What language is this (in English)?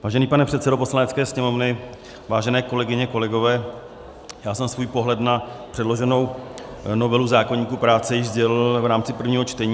Czech